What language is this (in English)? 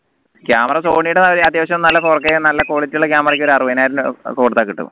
Malayalam